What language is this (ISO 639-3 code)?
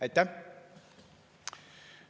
est